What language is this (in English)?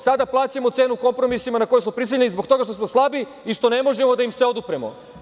Serbian